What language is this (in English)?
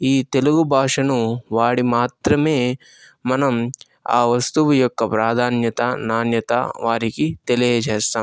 Telugu